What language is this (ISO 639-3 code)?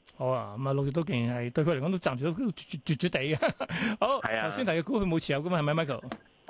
zho